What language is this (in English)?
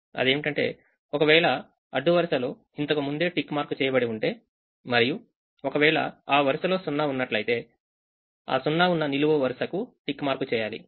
Telugu